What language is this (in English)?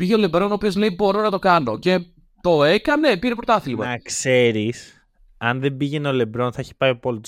Greek